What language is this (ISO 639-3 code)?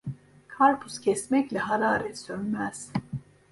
tur